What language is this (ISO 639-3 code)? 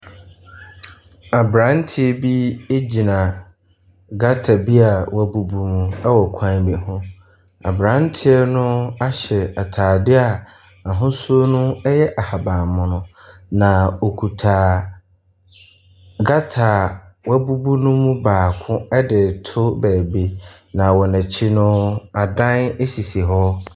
aka